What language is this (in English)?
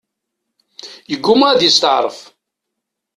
Kabyle